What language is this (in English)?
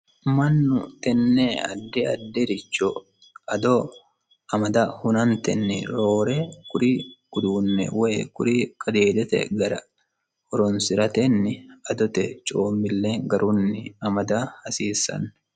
Sidamo